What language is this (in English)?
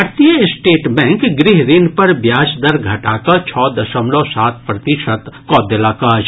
Maithili